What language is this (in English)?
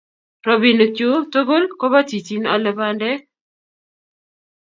Kalenjin